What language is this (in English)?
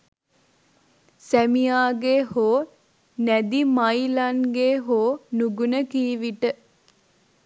Sinhala